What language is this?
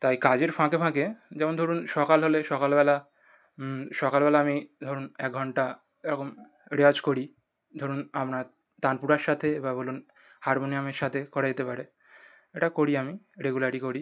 Bangla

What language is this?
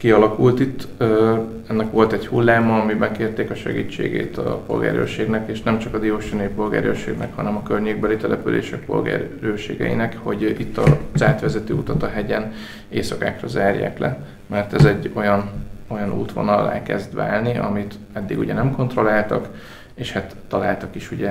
Hungarian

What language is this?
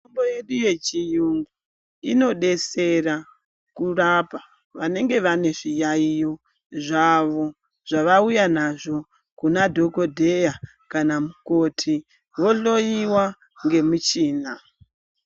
Ndau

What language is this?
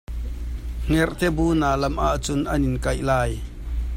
Hakha Chin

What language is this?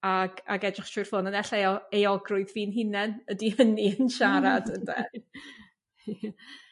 Welsh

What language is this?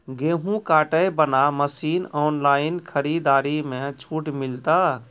Maithili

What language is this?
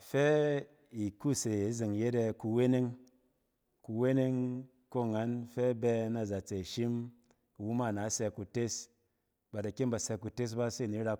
Cen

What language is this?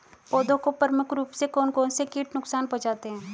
Hindi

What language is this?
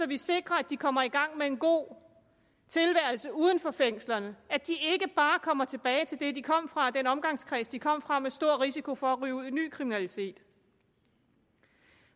Danish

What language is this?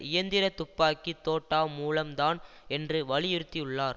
Tamil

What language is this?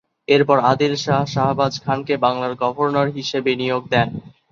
Bangla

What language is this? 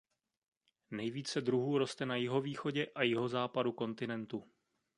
Czech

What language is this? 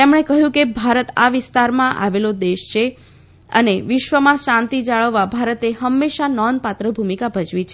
Gujarati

